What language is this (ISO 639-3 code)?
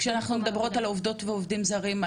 heb